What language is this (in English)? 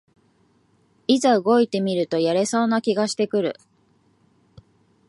Japanese